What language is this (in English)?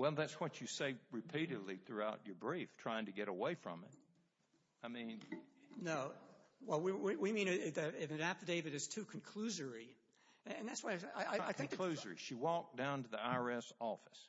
English